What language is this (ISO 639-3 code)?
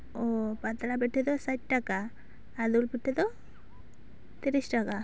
sat